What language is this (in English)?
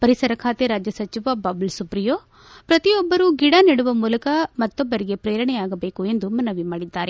Kannada